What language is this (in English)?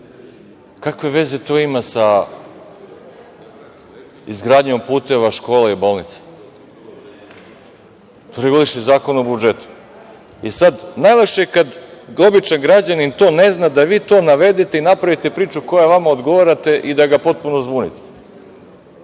Serbian